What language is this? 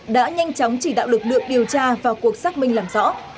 Vietnamese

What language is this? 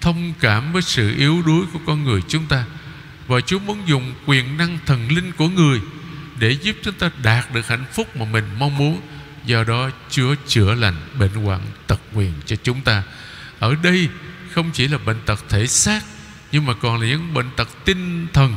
Vietnamese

